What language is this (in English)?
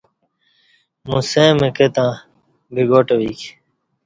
Kati